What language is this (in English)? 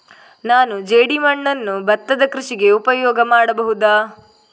Kannada